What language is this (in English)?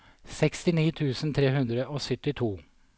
Norwegian